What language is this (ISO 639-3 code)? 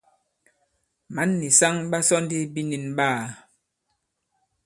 abb